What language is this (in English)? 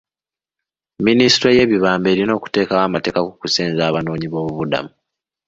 Ganda